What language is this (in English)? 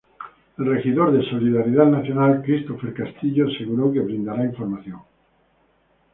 Spanish